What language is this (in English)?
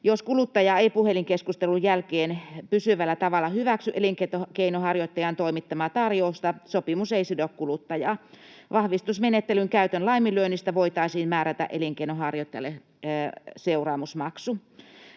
Finnish